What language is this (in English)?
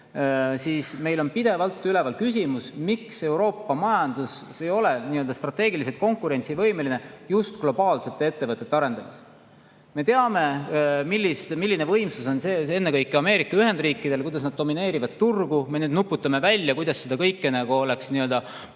Estonian